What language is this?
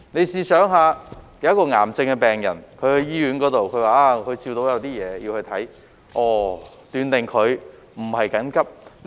Cantonese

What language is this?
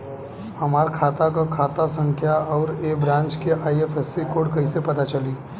Bhojpuri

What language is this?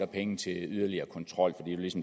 Danish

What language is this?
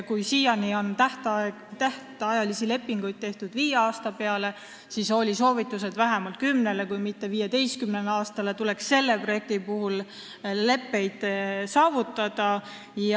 Estonian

